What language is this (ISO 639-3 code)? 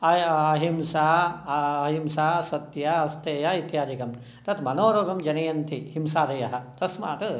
san